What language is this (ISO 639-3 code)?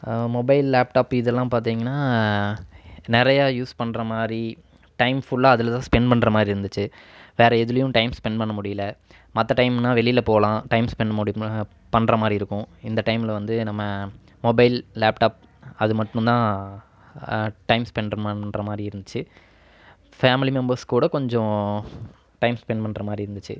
tam